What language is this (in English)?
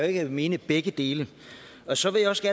Danish